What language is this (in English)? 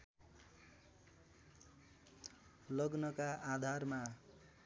Nepali